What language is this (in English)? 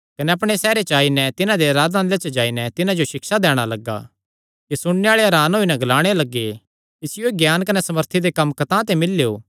Kangri